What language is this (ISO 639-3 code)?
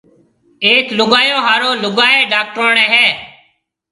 mve